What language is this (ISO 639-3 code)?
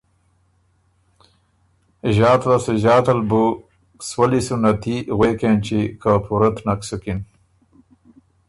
oru